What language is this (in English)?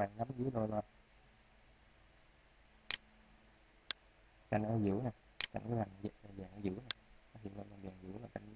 Vietnamese